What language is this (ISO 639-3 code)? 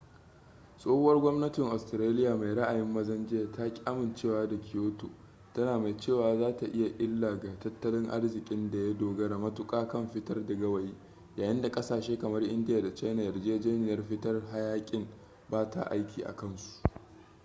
hau